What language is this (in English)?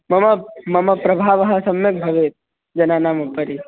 Sanskrit